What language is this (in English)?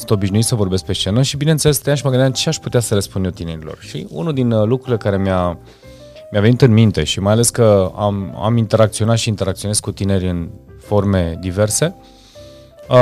Romanian